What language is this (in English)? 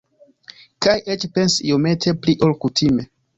Esperanto